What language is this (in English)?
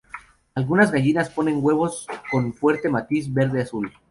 Spanish